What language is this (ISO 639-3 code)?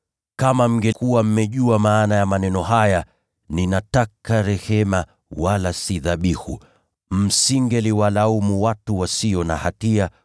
swa